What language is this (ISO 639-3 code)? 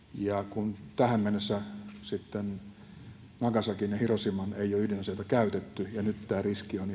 fin